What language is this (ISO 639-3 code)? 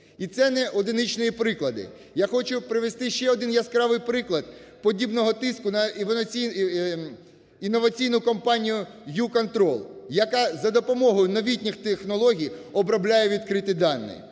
ukr